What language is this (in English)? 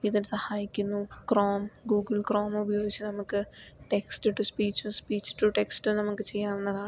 Malayalam